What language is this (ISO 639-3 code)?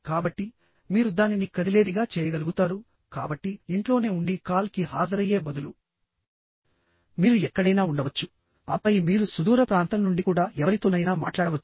tel